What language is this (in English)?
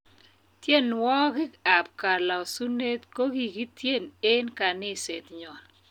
Kalenjin